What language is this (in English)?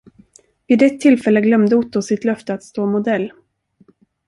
Swedish